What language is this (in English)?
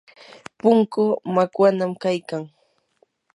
Yanahuanca Pasco Quechua